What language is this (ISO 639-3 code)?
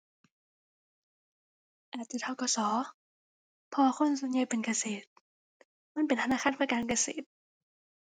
tha